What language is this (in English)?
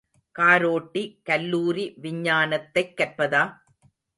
Tamil